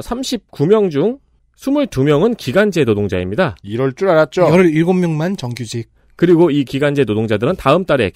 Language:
Korean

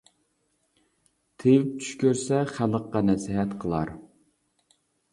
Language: Uyghur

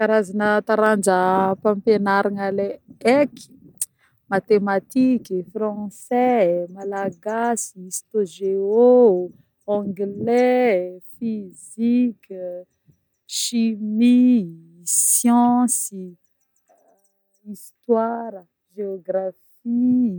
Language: Northern Betsimisaraka Malagasy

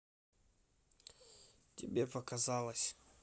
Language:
Russian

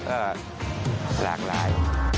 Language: Thai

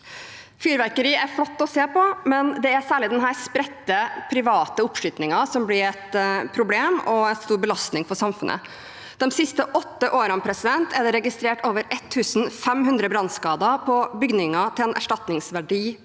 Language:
Norwegian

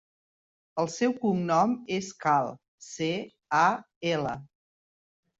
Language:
Catalan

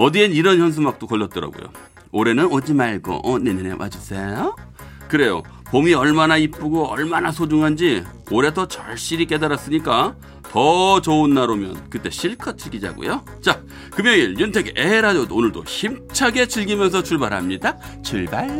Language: Korean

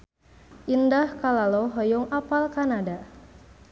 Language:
Sundanese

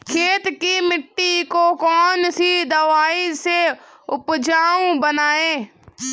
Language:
Hindi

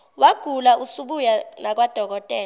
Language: Zulu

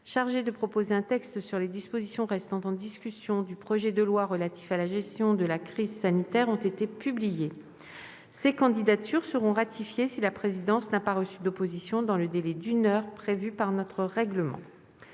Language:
French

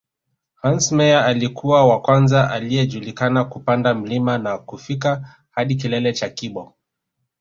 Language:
Swahili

